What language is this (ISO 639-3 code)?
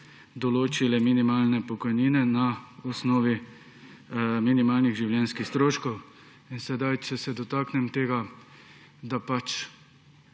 slv